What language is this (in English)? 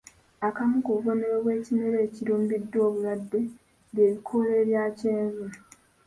Ganda